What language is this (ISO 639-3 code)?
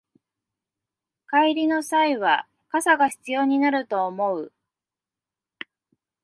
jpn